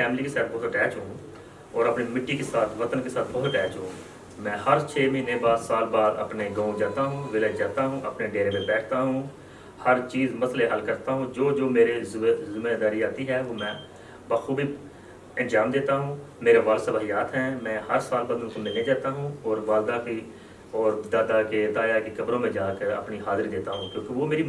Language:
Urdu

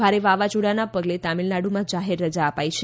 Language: Gujarati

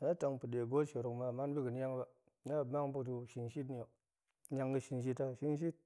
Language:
Goemai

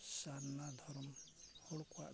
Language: Santali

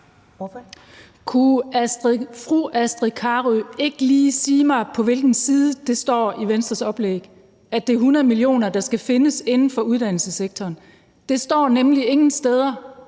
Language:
Danish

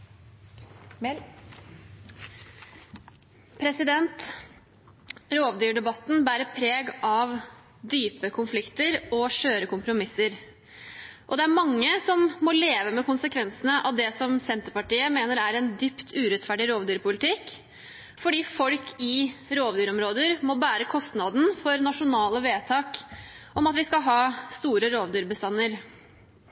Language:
Norwegian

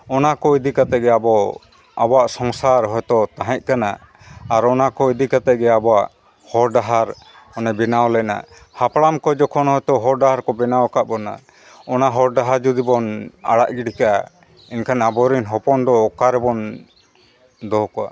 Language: Santali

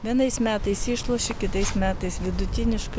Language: Lithuanian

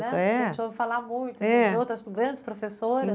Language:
Portuguese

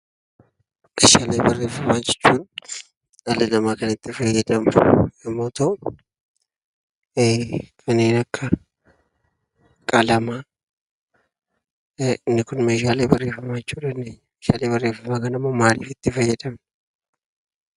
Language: Oromo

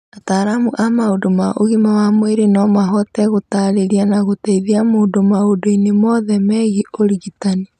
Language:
Kikuyu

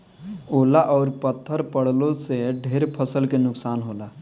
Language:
Bhojpuri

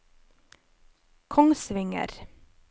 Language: Norwegian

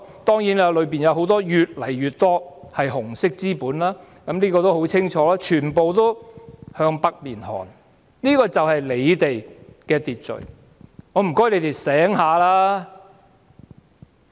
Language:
Cantonese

